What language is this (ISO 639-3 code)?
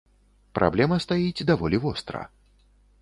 bel